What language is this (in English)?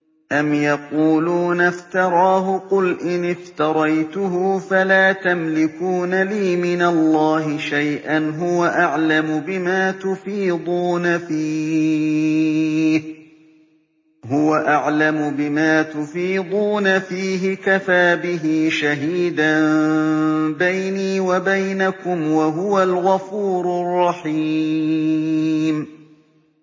Arabic